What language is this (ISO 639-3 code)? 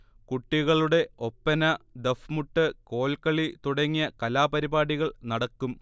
mal